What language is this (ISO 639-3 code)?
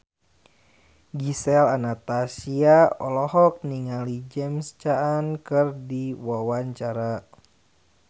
sun